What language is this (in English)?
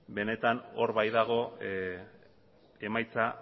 Basque